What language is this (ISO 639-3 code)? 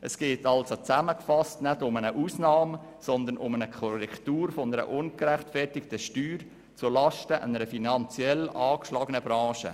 gsw